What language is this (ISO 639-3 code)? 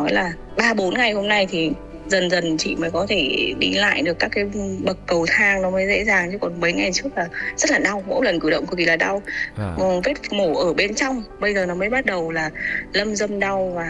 vie